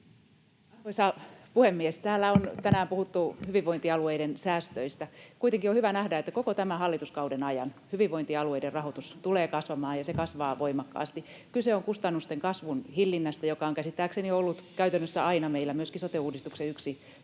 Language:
Finnish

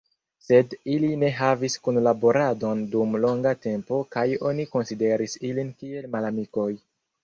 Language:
Esperanto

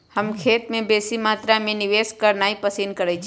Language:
Magahi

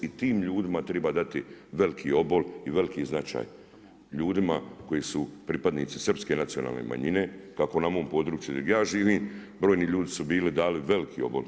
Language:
Croatian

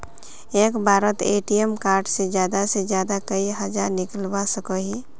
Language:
Magahi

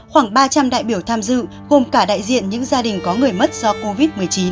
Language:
Vietnamese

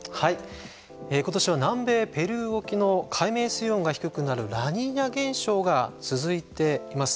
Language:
Japanese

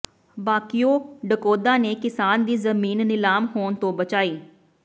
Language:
Punjabi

